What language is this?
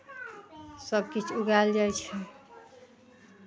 Maithili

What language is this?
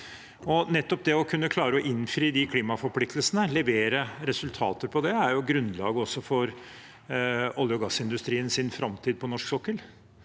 Norwegian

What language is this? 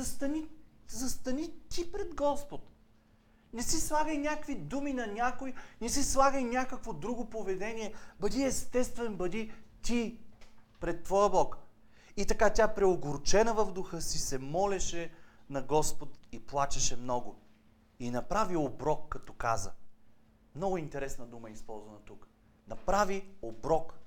Bulgarian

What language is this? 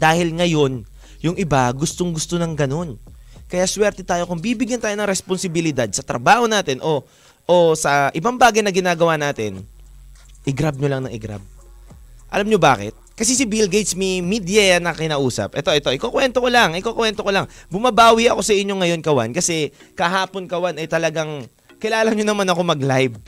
Filipino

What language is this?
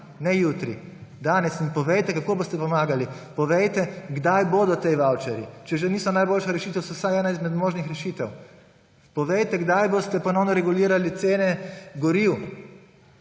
Slovenian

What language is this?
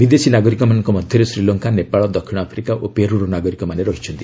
Odia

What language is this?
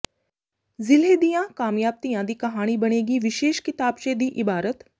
Punjabi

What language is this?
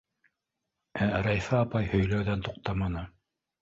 Bashkir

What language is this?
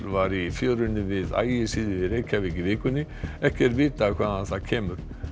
Icelandic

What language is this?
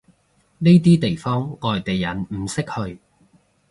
Cantonese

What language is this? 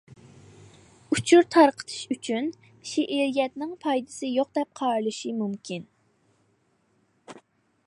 Uyghur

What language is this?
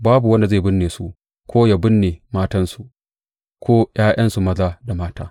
Hausa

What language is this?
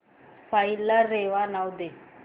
Marathi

